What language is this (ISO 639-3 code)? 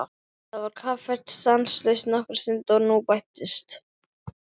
isl